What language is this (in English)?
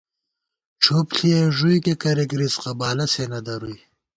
Gawar-Bati